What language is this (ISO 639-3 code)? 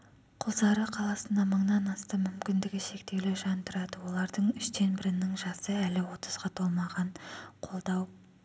kaz